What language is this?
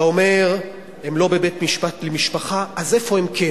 Hebrew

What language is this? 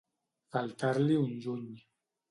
Catalan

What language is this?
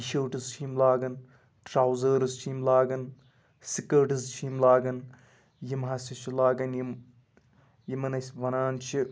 Kashmiri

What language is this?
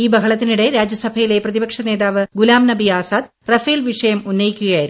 Malayalam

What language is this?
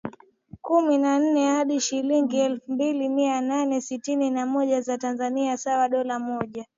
Swahili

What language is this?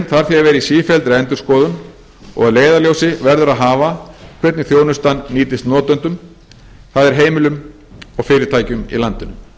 Icelandic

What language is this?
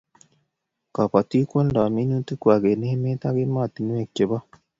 Kalenjin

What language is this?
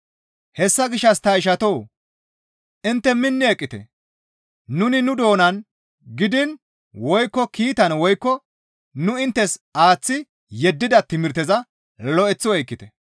Gamo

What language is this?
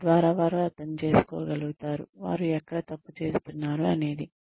Telugu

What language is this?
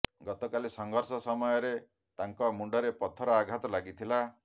Odia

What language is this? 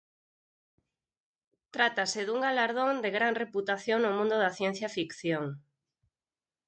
Galician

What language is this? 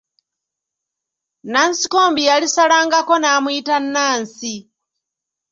Ganda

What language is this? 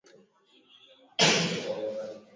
Swahili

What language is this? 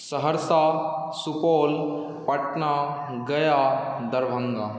Maithili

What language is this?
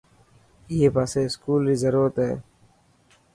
Dhatki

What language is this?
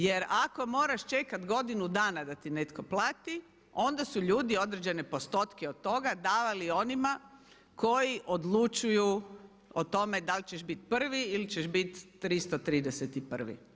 Croatian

